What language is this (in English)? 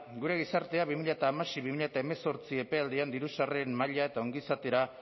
Basque